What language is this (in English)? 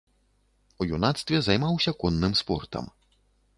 Belarusian